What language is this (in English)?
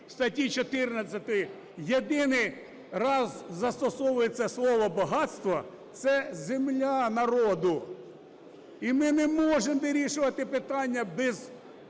Ukrainian